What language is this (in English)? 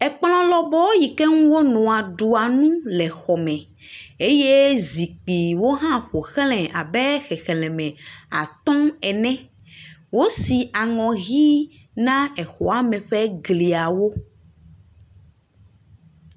Ewe